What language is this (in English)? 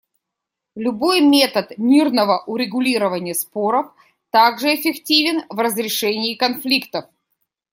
Russian